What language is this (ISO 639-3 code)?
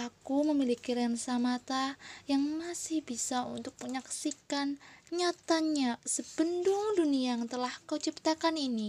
ind